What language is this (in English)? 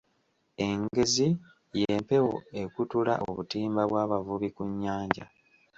Ganda